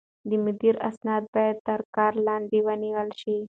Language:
Pashto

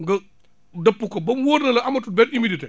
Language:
Wolof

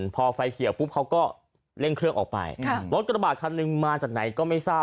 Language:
Thai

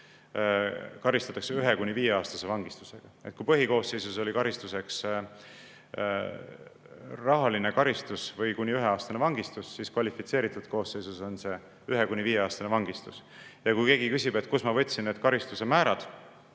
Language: Estonian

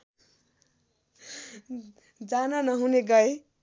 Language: Nepali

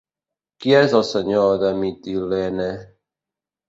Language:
Catalan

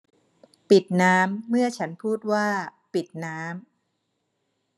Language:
Thai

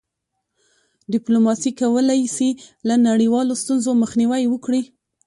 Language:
Pashto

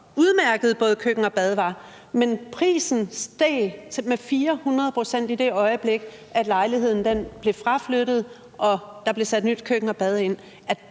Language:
Danish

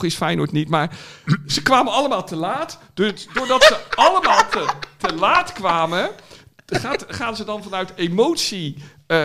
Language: Dutch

